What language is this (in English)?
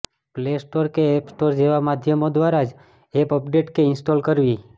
Gujarati